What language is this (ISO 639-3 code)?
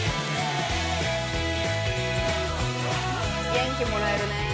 jpn